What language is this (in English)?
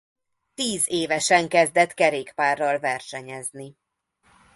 Hungarian